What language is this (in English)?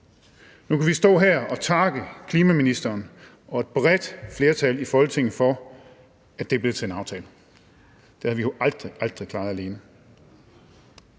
Danish